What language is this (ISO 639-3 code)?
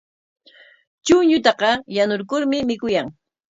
qwa